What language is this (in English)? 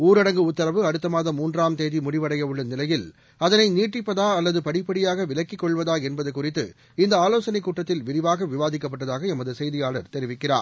Tamil